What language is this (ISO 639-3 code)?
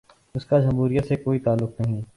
urd